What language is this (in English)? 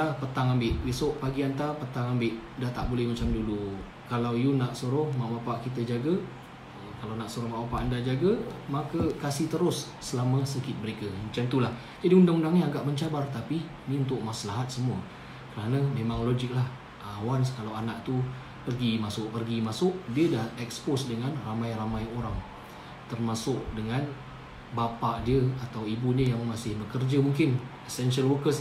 Malay